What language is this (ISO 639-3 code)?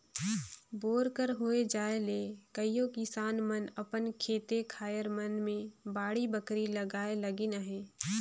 hne